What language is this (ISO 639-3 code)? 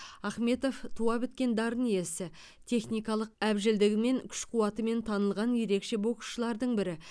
kaz